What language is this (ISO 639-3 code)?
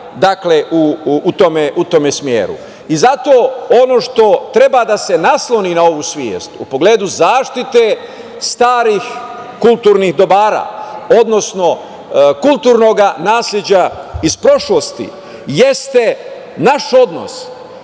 srp